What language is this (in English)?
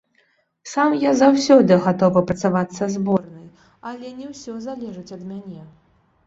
Belarusian